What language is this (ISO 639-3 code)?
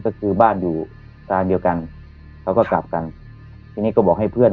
tha